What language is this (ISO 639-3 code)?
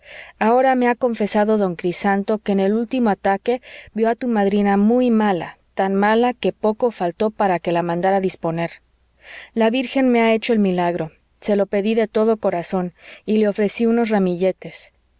spa